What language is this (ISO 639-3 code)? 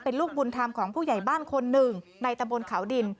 tha